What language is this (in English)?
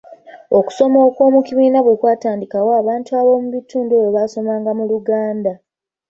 Ganda